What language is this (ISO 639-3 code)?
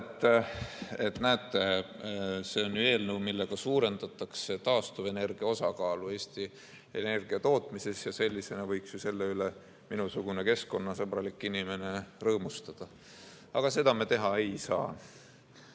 est